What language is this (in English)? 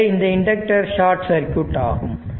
Tamil